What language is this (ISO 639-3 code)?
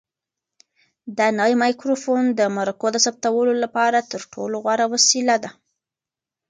pus